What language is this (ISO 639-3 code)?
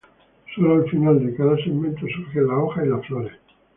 spa